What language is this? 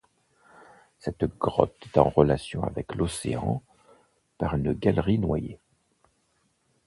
French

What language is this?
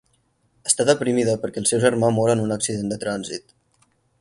Catalan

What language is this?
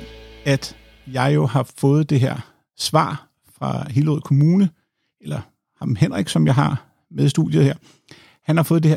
Danish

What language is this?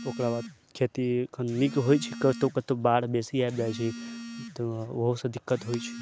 Maithili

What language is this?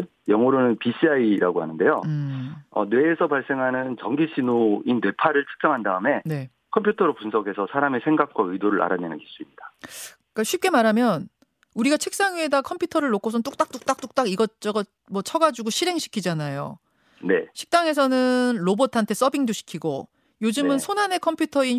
Korean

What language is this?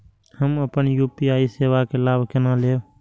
Maithili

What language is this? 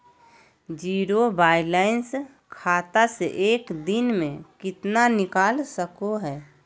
Magahi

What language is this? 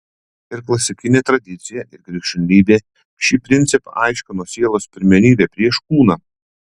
Lithuanian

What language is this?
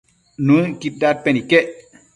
Matsés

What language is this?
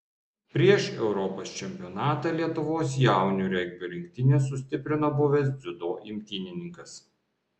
Lithuanian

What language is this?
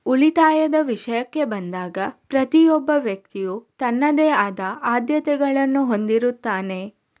Kannada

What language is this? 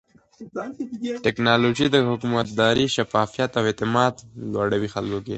Pashto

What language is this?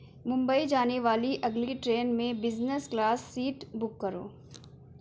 Urdu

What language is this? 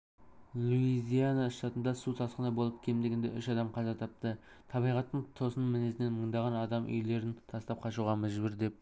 Kazakh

